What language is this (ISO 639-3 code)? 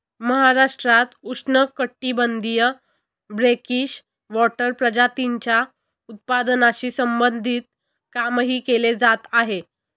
mar